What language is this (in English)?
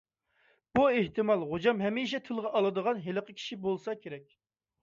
Uyghur